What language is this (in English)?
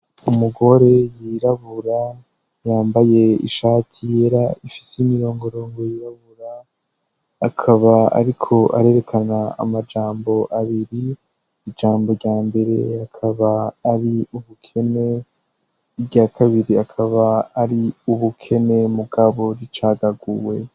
Rundi